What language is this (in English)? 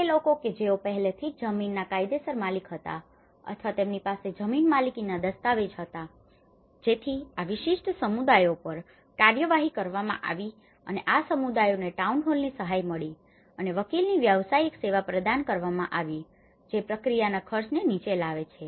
Gujarati